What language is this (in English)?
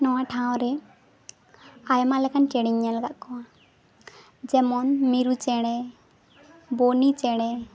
Santali